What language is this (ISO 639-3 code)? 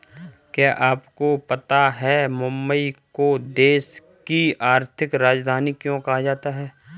hin